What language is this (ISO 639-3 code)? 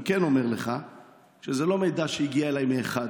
heb